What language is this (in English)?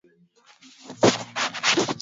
Swahili